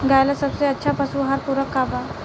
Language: Bhojpuri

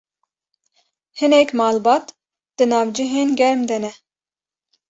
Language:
Kurdish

